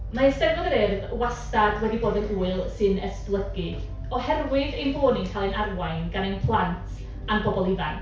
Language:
Welsh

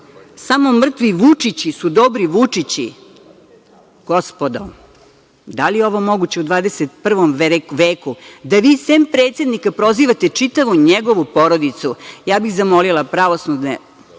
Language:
Serbian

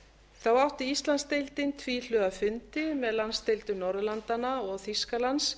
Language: Icelandic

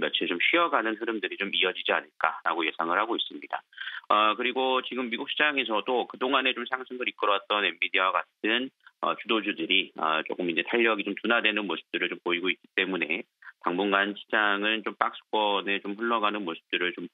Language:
Korean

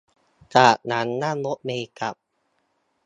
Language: Thai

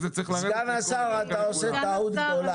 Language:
Hebrew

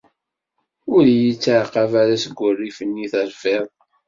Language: Kabyle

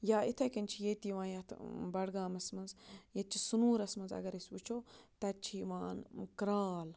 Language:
Kashmiri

